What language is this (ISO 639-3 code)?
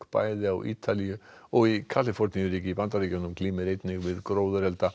isl